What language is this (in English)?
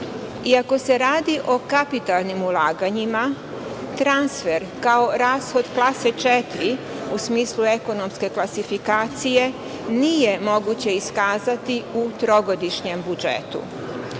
Serbian